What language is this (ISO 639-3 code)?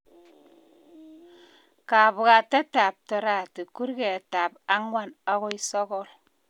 kln